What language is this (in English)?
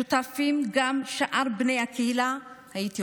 Hebrew